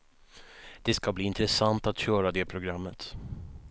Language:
Swedish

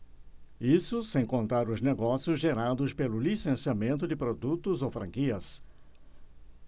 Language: Portuguese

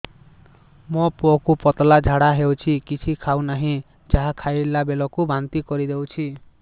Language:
Odia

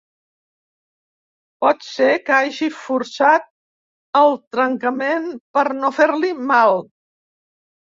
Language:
Catalan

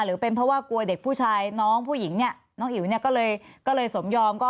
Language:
Thai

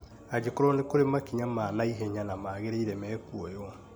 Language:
Kikuyu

